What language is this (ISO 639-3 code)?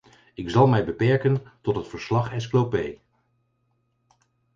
nld